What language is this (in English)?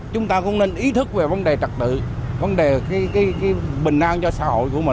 Vietnamese